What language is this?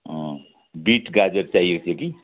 Nepali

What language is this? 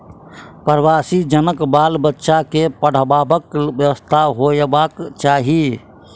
Maithili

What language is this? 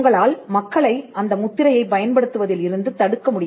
Tamil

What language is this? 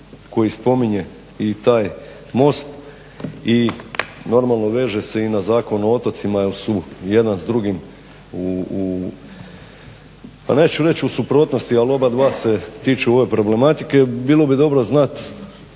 Croatian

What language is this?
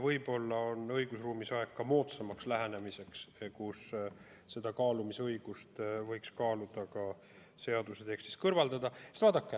Estonian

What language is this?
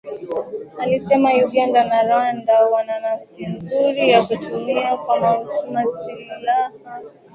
Swahili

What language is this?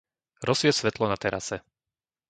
Slovak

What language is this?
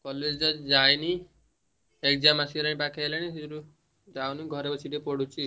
Odia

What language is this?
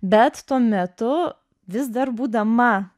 Lithuanian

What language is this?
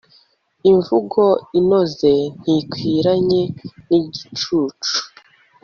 Kinyarwanda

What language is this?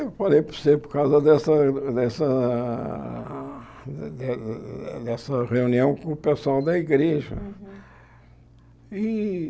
Portuguese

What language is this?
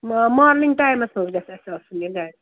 Kashmiri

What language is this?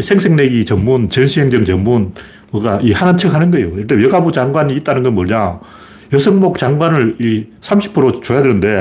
Korean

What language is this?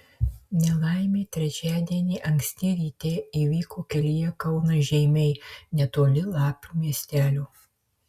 Lithuanian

